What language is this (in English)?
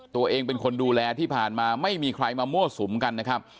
Thai